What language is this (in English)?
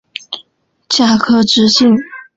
Chinese